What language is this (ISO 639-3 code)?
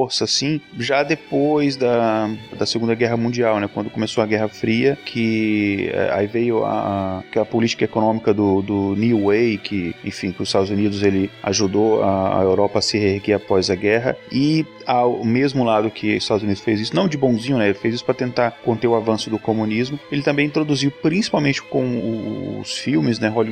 por